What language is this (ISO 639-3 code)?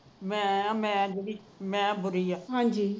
pan